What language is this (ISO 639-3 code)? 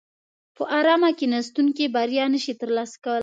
pus